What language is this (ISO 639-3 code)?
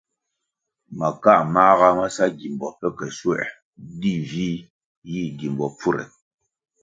nmg